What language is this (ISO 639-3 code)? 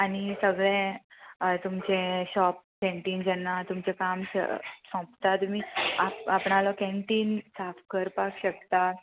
kok